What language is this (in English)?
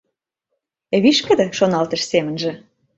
Mari